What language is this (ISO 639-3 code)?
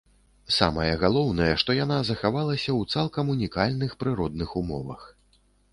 bel